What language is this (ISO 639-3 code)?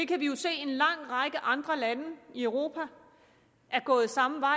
dan